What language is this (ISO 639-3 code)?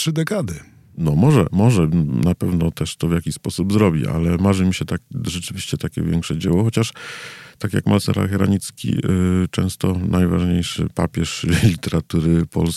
pol